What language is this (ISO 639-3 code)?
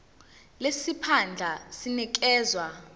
zul